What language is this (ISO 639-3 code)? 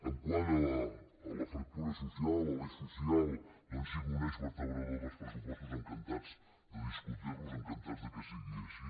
cat